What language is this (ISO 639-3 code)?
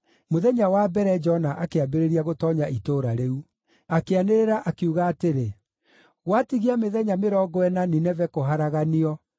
kik